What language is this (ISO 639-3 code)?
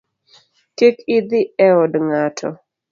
luo